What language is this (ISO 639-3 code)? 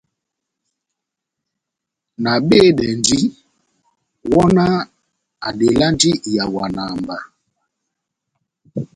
bnm